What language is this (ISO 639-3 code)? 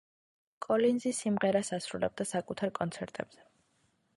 kat